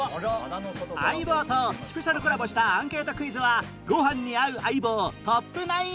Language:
Japanese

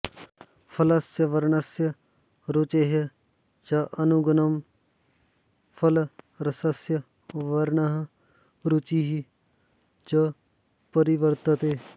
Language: Sanskrit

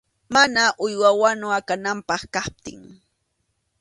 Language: Arequipa-La Unión Quechua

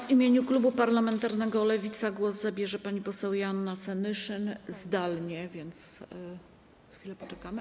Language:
Polish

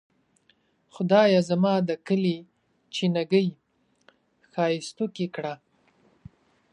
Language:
Pashto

